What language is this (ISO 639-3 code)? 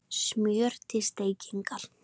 isl